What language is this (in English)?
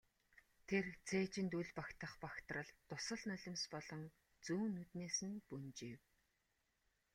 Mongolian